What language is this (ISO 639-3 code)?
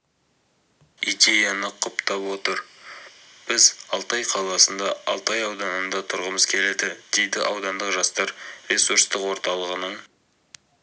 kaz